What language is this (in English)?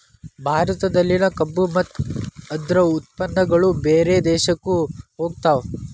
Kannada